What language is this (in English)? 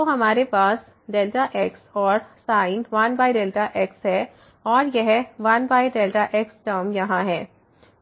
Hindi